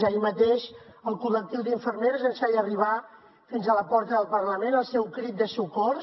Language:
Catalan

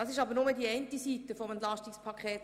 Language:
Swiss German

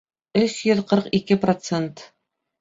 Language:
Bashkir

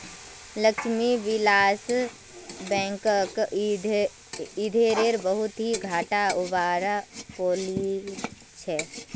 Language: Magahi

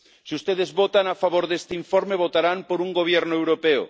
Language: Spanish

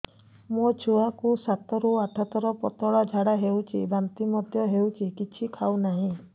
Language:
Odia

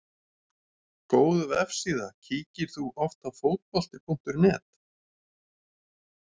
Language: Icelandic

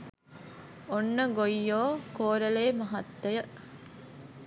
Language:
Sinhala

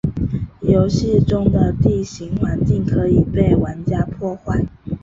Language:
Chinese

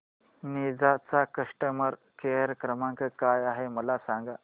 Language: Marathi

